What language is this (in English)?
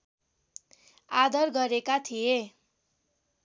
Nepali